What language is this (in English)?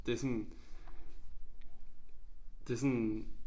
Danish